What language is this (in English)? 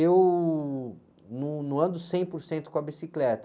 Portuguese